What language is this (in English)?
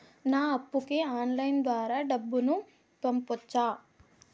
Telugu